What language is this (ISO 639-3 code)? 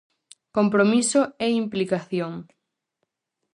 glg